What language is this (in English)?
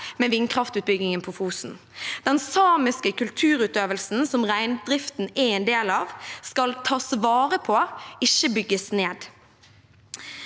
Norwegian